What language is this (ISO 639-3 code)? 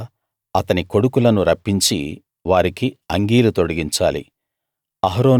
tel